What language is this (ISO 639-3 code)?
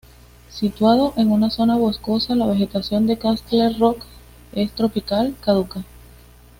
spa